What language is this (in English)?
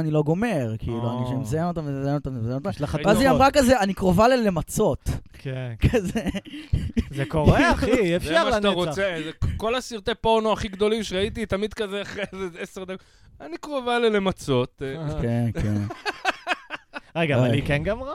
Hebrew